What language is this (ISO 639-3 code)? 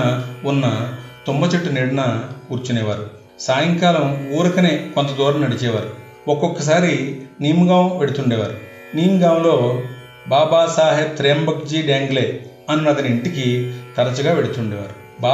tel